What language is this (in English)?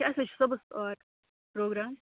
Kashmiri